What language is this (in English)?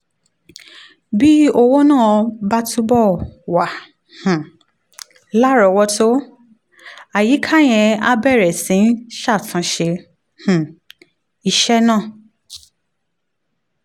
Yoruba